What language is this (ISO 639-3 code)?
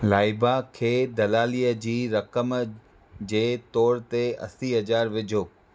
snd